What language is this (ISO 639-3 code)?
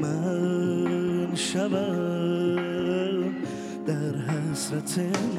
fas